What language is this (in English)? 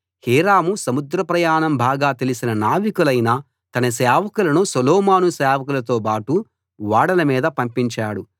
Telugu